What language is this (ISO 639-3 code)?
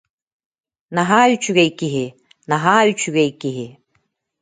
sah